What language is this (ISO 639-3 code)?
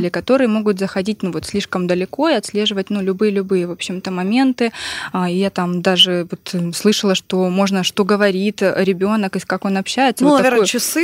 rus